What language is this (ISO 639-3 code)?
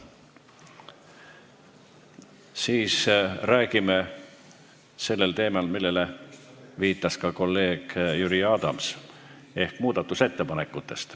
est